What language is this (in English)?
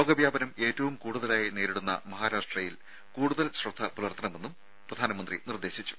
Malayalam